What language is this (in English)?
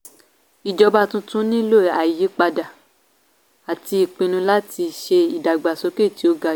Yoruba